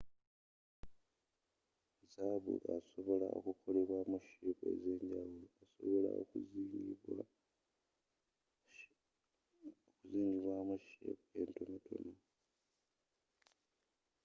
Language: Ganda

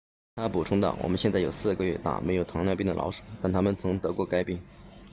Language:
Chinese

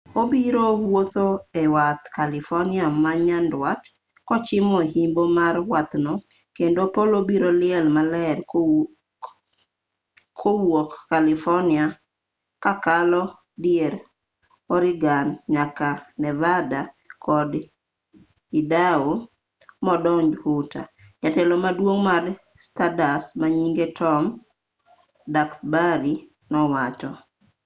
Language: Luo (Kenya and Tanzania)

